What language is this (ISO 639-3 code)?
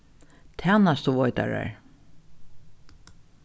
fao